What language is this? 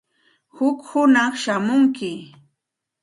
Santa Ana de Tusi Pasco Quechua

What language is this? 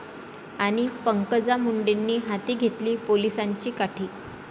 Marathi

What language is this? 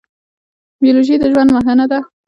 Pashto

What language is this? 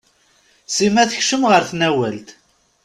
Kabyle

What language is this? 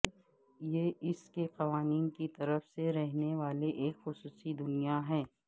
Urdu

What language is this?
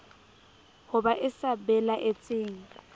Southern Sotho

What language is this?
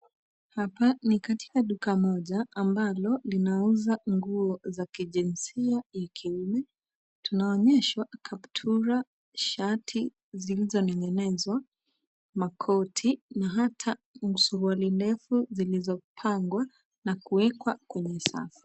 Swahili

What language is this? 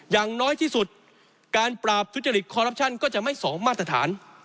Thai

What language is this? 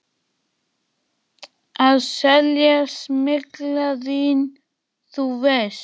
Icelandic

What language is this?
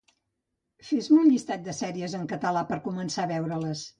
Catalan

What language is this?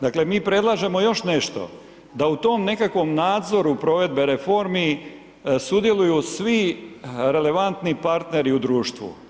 Croatian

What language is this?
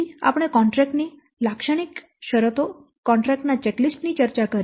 Gujarati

